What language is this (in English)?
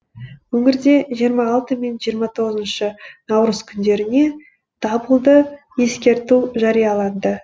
Kazakh